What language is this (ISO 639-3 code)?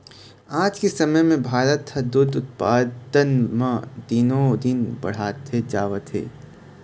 hne